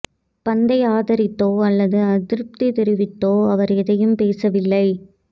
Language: Tamil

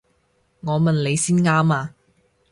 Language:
Cantonese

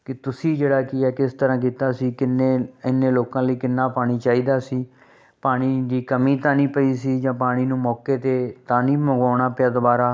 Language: Punjabi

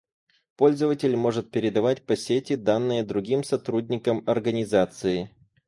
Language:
Russian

